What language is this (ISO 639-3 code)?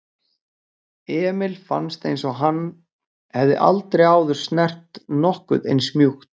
isl